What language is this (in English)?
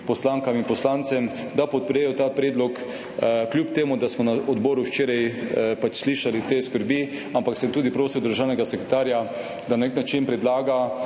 Slovenian